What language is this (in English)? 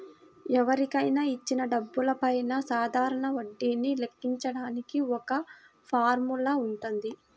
Telugu